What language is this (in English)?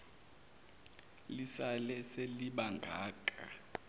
Zulu